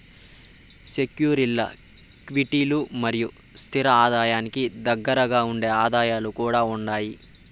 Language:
Telugu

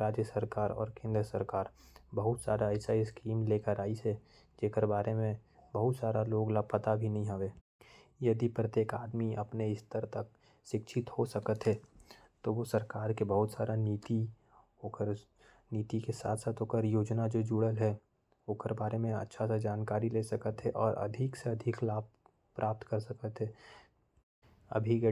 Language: Korwa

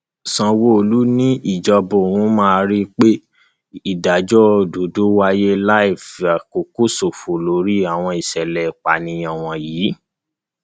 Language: Yoruba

